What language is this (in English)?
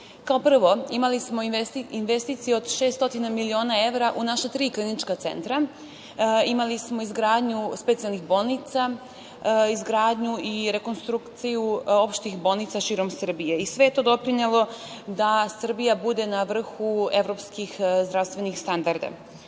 Serbian